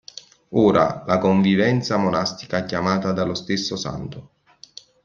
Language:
Italian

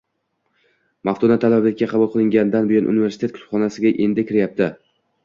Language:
Uzbek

